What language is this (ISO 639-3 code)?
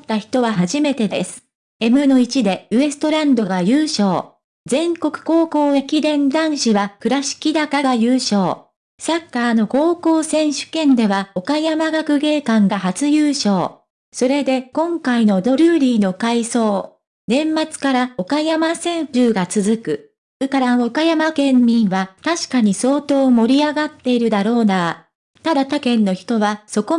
jpn